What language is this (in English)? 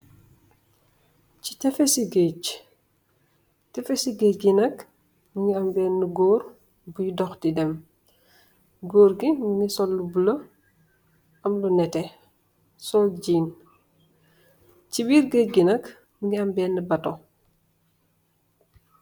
Wolof